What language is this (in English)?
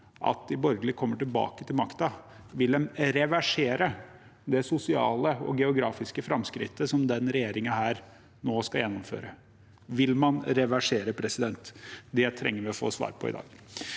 Norwegian